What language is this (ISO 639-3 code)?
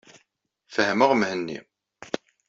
kab